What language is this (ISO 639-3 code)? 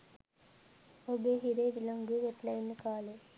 sin